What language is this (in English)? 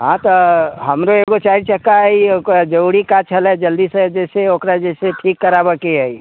Maithili